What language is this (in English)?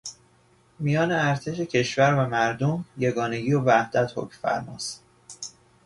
Persian